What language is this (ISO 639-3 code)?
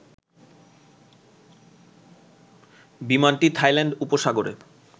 ben